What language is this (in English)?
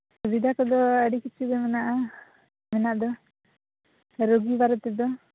Santali